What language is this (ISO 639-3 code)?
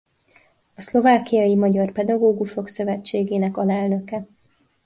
hun